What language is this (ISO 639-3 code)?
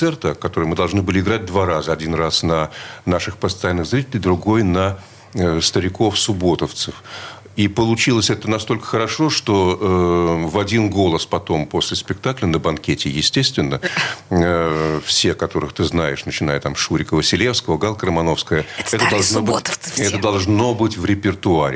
rus